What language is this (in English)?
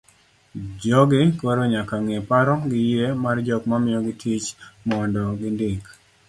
Luo (Kenya and Tanzania)